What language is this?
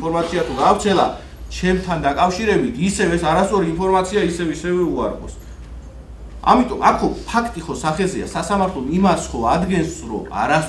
Romanian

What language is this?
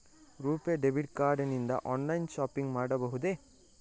Kannada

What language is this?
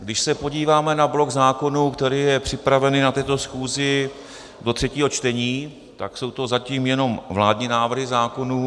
Czech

